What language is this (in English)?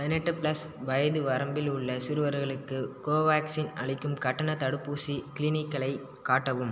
Tamil